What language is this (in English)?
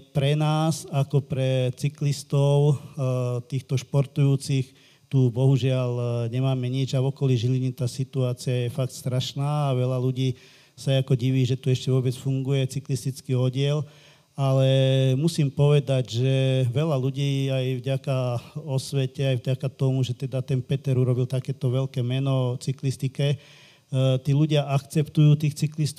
Slovak